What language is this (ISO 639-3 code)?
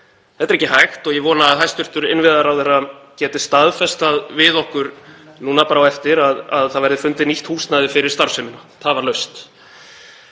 isl